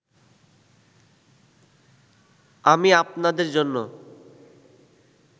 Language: Bangla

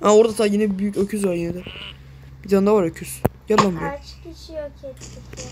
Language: Turkish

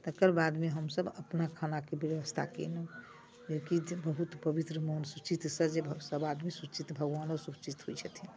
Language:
Maithili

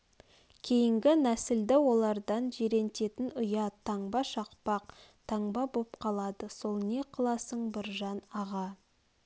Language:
Kazakh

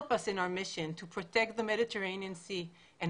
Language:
Hebrew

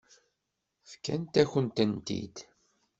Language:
Kabyle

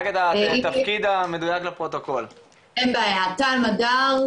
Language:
Hebrew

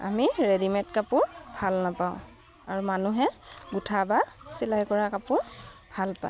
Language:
Assamese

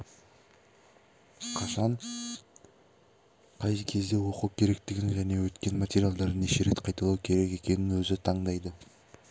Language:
Kazakh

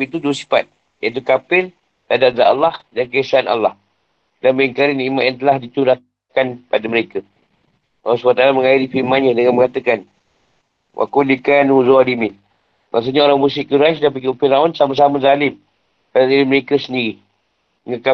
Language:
Malay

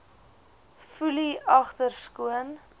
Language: Afrikaans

